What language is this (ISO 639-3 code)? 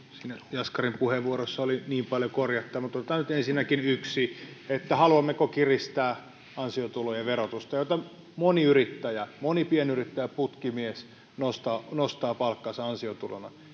fin